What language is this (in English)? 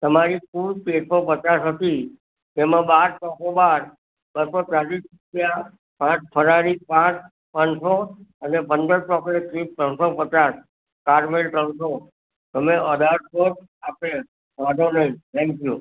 Gujarati